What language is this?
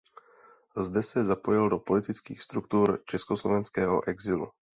Czech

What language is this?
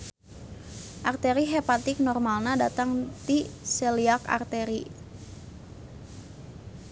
Sundanese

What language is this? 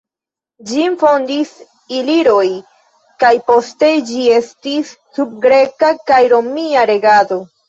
Esperanto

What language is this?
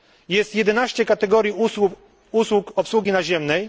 Polish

